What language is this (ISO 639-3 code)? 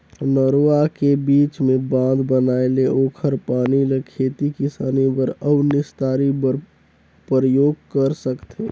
hne